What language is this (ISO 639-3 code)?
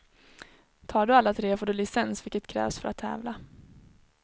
swe